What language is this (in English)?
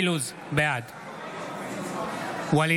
Hebrew